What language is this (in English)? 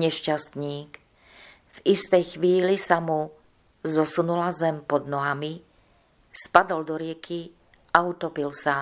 Czech